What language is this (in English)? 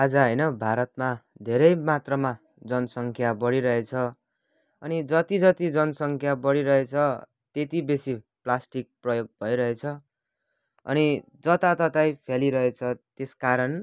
Nepali